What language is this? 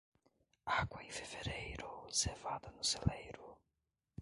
Portuguese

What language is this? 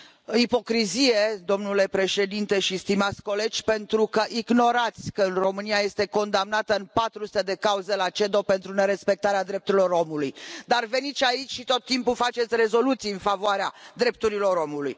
Romanian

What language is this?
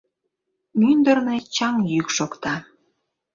Mari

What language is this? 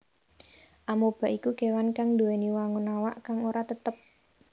Javanese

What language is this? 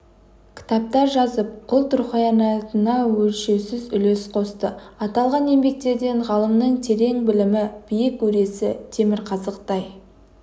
Kazakh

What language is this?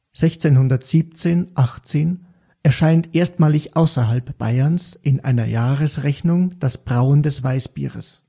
German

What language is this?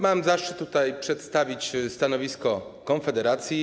Polish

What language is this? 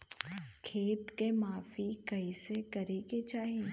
Bhojpuri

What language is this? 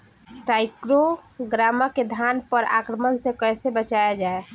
Bhojpuri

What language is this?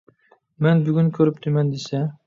Uyghur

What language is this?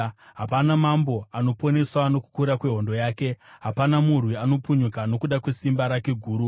Shona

